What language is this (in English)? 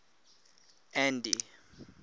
English